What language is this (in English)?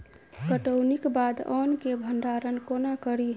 Maithili